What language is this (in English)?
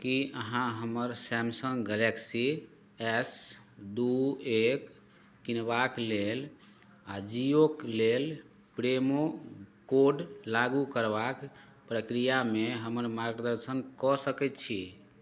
Maithili